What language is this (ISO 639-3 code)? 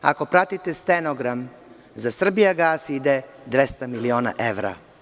srp